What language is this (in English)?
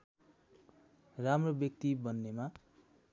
Nepali